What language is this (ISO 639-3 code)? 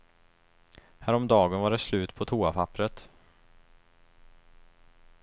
swe